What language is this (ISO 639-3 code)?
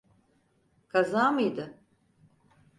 tur